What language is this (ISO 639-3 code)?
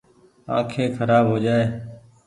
gig